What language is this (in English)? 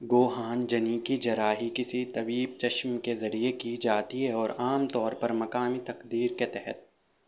Urdu